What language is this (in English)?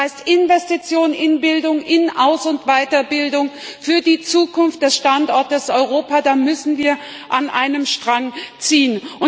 German